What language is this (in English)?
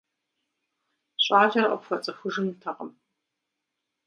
Kabardian